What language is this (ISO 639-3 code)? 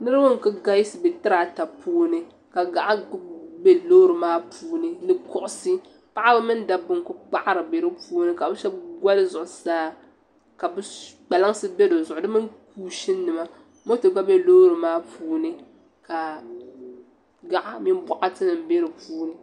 dag